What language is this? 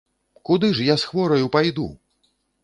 Belarusian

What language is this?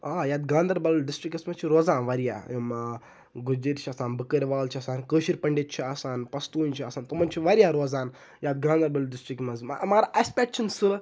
Kashmiri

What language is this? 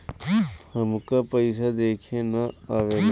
Bhojpuri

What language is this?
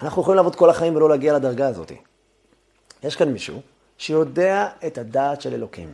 Hebrew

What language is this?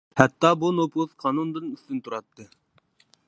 Uyghur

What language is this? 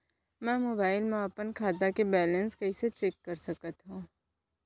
Chhattisgarhi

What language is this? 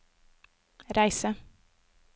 Norwegian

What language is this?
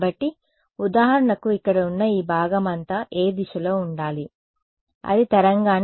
Telugu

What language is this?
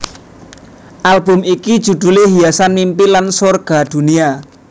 Javanese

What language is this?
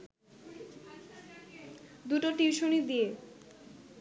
Bangla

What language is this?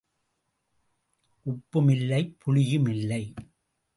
Tamil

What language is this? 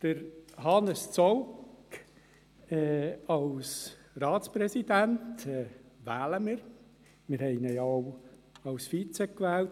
Swiss German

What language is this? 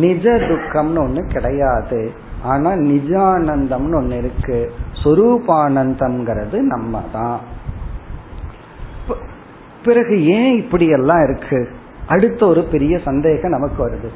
Tamil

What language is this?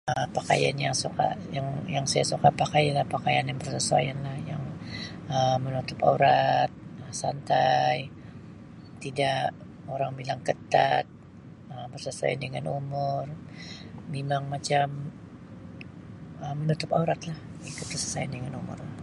Sabah Malay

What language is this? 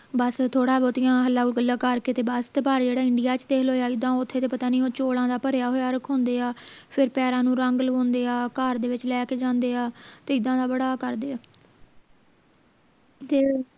Punjabi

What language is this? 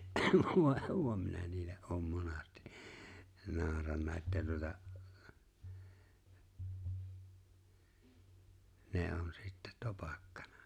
Finnish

